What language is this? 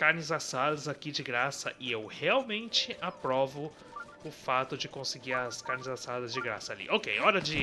Portuguese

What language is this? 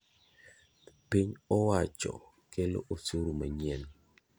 Luo (Kenya and Tanzania)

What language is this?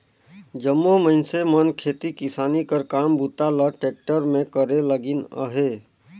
Chhattisgarhi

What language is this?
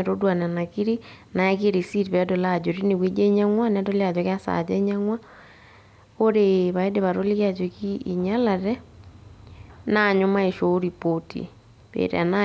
Masai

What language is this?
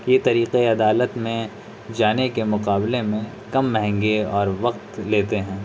Urdu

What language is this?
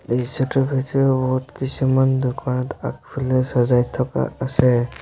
Assamese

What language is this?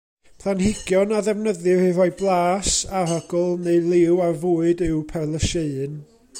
Welsh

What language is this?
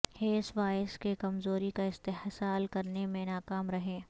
Urdu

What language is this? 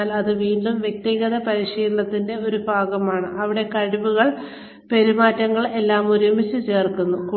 Malayalam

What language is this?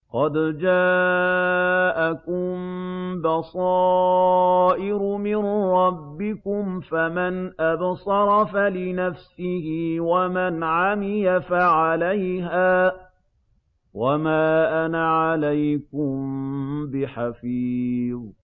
Arabic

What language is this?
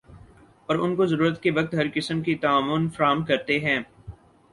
Urdu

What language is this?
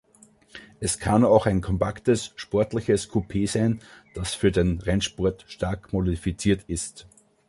German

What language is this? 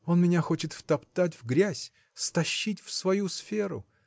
Russian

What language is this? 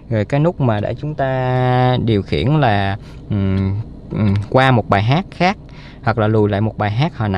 Vietnamese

